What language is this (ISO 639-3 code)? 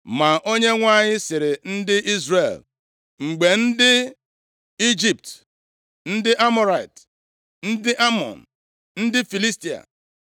ibo